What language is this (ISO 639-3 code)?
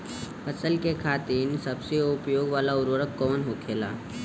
bho